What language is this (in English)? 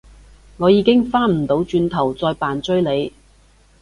Cantonese